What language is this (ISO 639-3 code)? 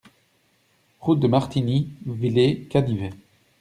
fra